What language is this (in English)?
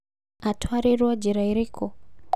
Kikuyu